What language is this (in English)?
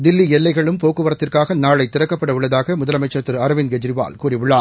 Tamil